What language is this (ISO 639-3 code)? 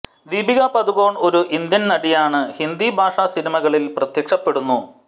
mal